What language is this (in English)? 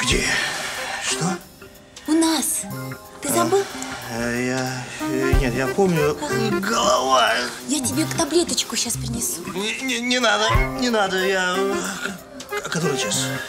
Russian